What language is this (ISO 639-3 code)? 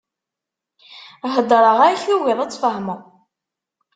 kab